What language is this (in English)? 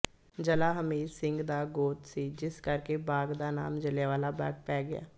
Punjabi